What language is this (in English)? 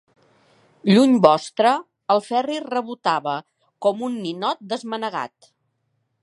Catalan